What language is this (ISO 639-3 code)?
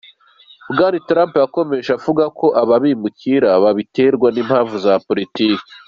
kin